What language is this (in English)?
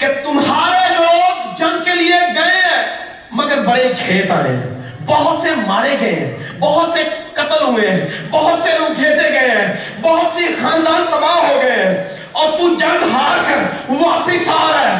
Urdu